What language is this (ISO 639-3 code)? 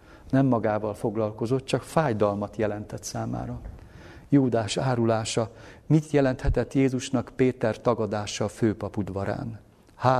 hun